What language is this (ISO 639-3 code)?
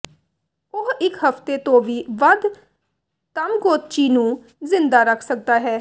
pan